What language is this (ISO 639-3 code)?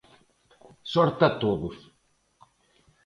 glg